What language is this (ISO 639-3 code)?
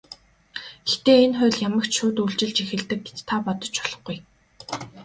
mon